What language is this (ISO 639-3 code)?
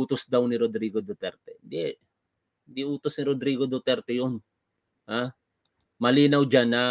fil